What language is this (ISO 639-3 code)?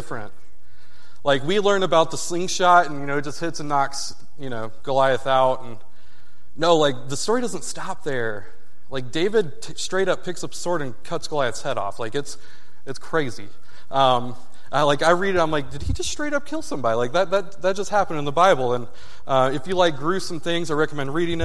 eng